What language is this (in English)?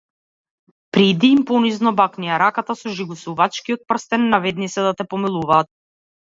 Macedonian